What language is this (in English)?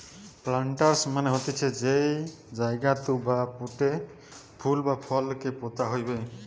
Bangla